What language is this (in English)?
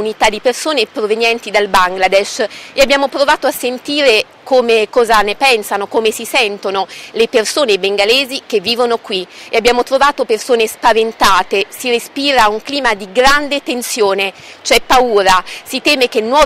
Italian